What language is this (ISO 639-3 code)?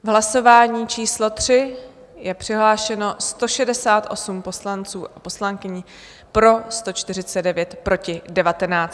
ces